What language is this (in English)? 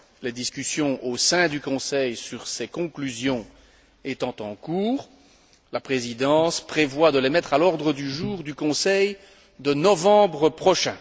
French